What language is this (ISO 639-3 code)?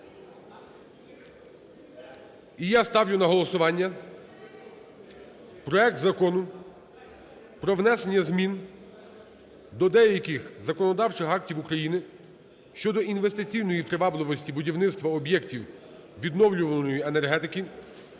ukr